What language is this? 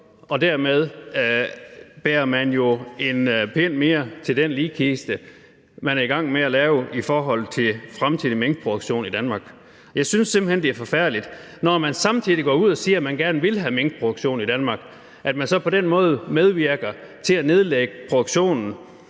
Danish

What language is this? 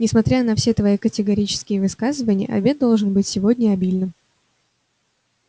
Russian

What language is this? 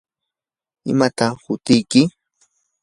Yanahuanca Pasco Quechua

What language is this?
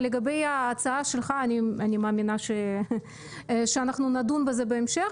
Hebrew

